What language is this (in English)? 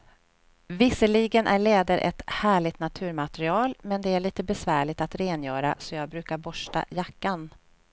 Swedish